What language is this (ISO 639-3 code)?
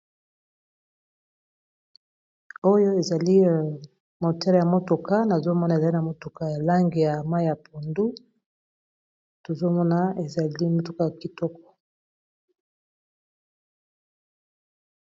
lin